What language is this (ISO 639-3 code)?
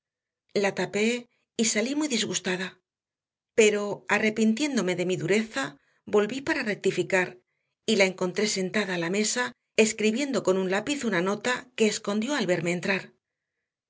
spa